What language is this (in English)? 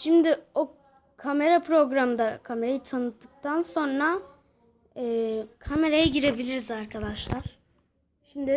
Turkish